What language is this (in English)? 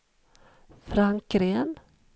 Swedish